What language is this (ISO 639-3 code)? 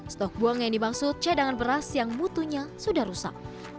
ind